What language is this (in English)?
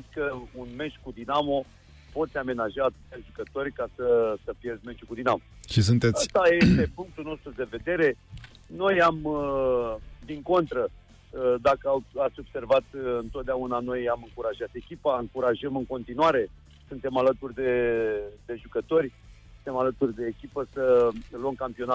Romanian